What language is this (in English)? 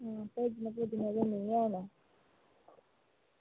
Dogri